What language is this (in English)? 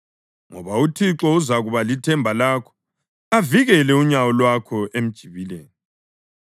North Ndebele